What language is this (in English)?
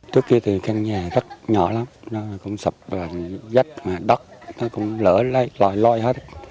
Vietnamese